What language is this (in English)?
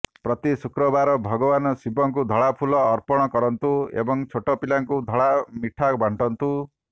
Odia